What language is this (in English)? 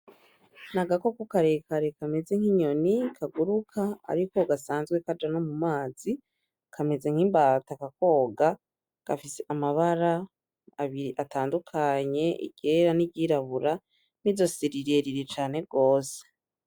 Rundi